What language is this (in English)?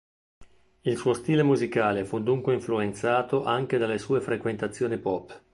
Italian